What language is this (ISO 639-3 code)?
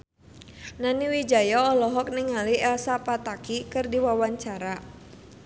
sun